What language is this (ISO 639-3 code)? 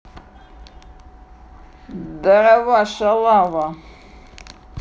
rus